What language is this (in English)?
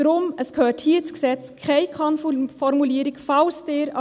Swiss German